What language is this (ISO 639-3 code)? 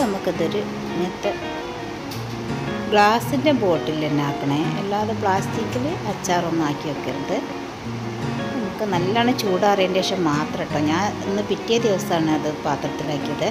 ind